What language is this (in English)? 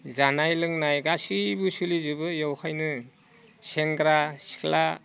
Bodo